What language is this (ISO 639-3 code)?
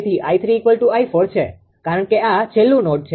guj